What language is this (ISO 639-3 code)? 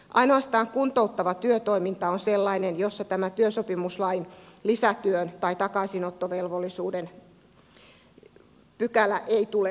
fin